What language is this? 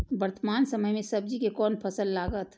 Maithili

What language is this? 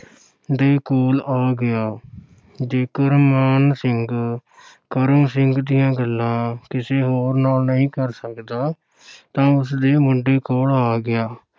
Punjabi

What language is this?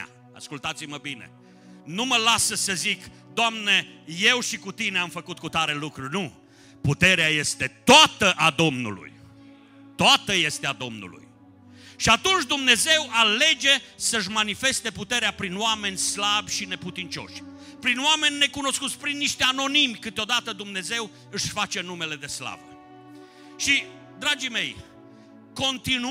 Romanian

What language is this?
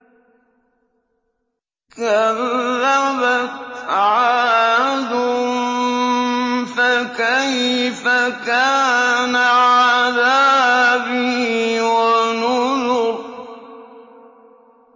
Arabic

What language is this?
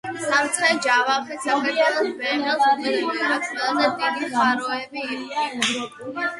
Georgian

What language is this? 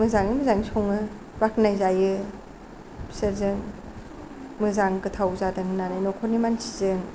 Bodo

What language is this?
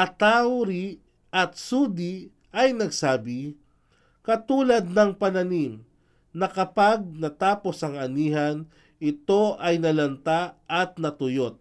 Filipino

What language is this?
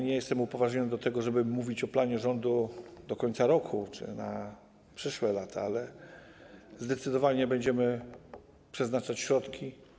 Polish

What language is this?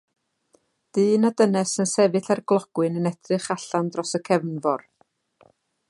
Welsh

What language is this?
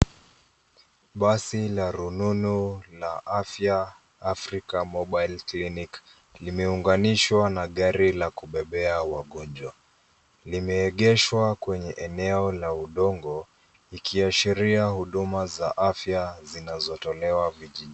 Swahili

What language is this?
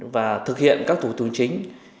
Vietnamese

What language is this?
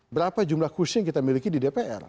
Indonesian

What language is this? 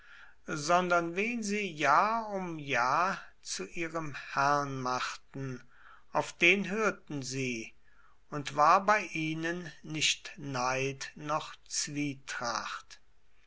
German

